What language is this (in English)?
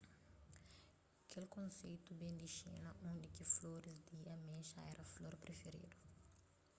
Kabuverdianu